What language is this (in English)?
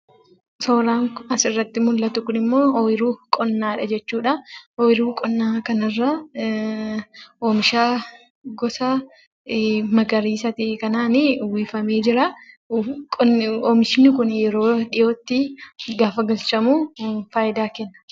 Oromo